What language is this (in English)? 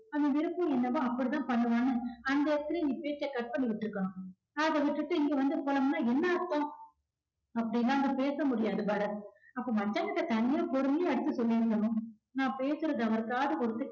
Tamil